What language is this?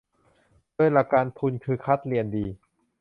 Thai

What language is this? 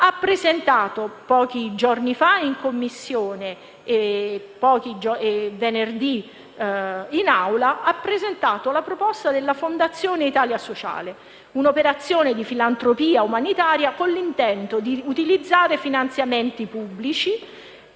Italian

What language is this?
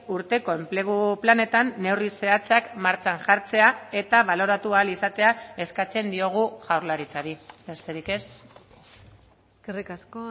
Basque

